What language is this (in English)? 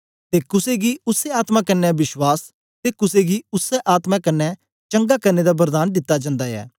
Dogri